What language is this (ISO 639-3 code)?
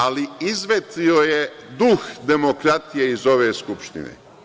srp